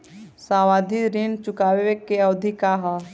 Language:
Bhojpuri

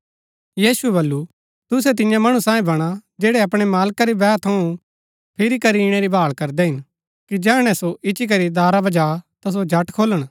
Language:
Gaddi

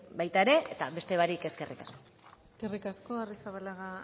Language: Basque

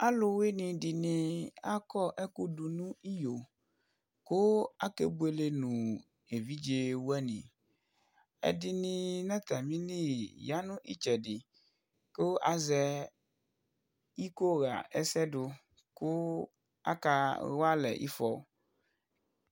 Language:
Ikposo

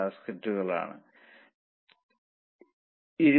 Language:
Malayalam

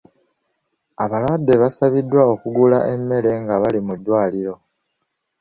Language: Ganda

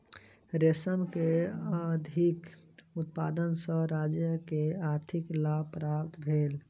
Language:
Maithili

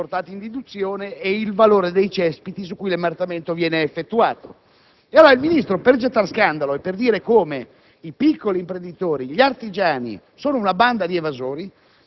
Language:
Italian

